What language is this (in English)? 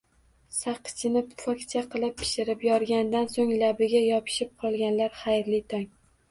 Uzbek